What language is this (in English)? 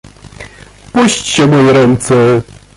Polish